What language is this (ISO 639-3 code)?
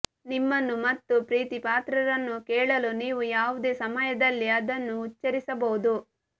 kan